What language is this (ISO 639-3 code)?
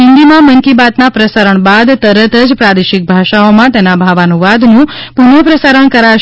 guj